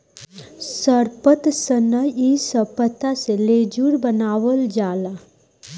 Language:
Bhojpuri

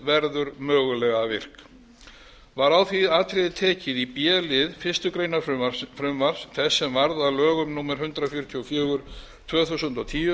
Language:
Icelandic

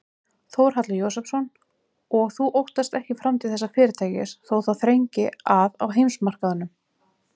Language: Icelandic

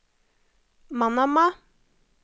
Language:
Norwegian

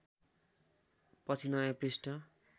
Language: Nepali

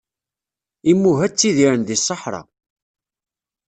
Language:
Kabyle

